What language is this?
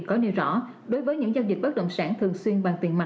Vietnamese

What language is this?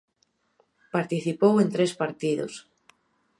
Galician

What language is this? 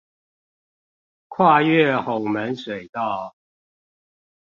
Chinese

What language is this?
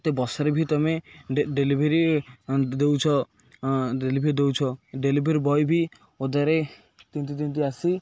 Odia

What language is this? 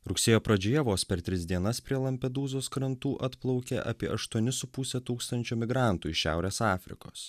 Lithuanian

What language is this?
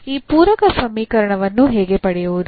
Kannada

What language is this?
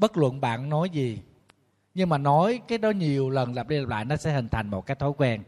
Vietnamese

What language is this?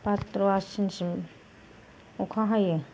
Bodo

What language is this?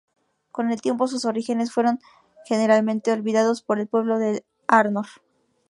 Spanish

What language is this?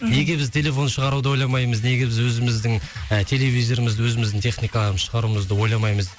Kazakh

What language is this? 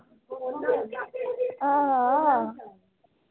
Dogri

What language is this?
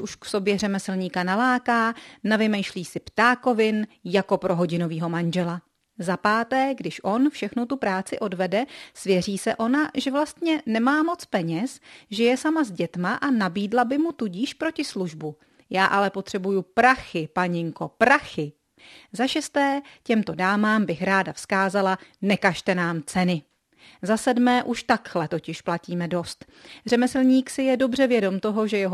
Czech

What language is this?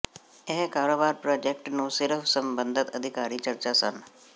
Punjabi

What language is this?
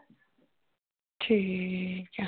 Punjabi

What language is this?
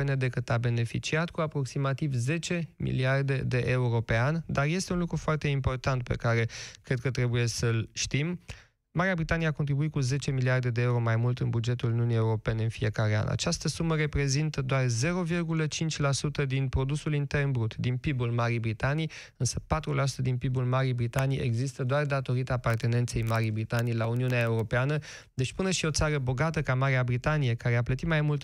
Romanian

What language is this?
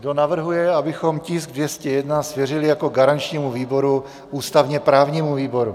Czech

